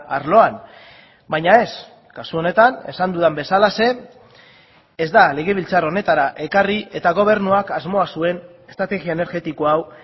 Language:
Basque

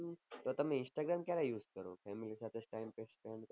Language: Gujarati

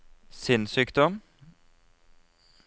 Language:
Norwegian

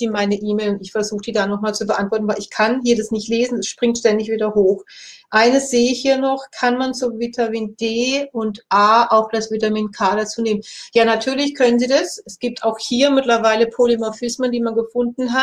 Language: German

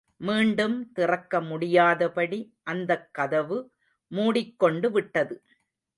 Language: Tamil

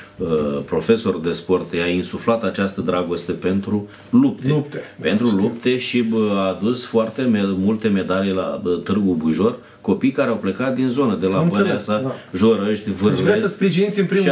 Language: Romanian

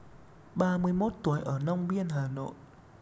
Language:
Vietnamese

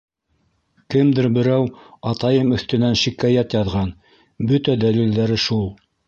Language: Bashkir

